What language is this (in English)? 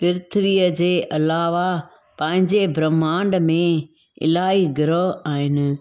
Sindhi